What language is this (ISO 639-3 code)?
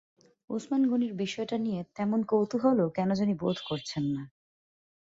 ben